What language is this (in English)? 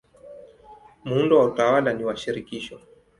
Swahili